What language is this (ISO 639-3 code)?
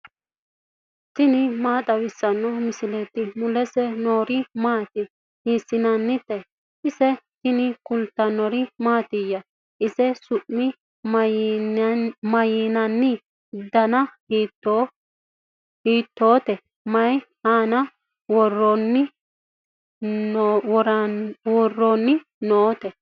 sid